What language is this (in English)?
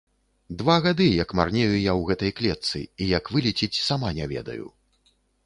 Belarusian